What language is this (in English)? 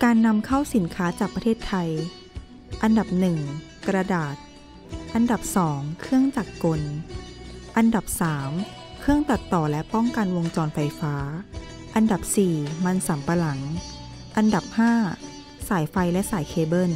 Thai